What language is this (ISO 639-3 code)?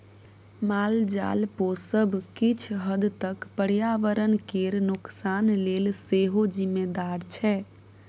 mai